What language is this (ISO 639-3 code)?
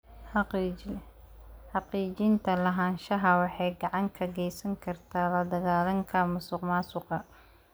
som